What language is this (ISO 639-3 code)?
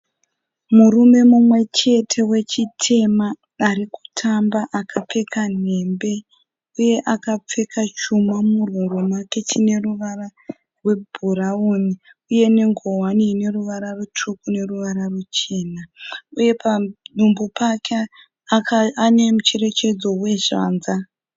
sna